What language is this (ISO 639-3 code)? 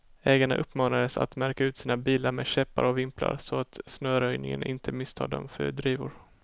swe